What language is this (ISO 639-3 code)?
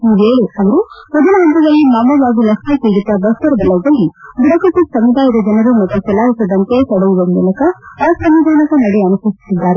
kan